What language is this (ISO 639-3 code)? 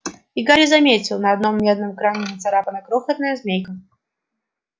rus